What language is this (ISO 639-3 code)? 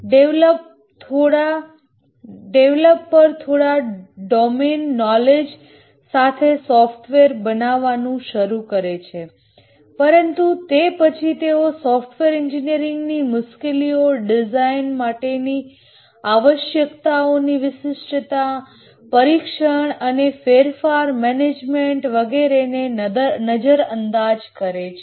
guj